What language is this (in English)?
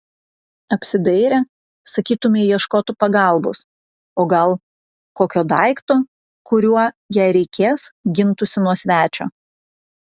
Lithuanian